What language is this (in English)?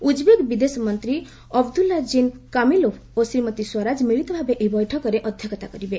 Odia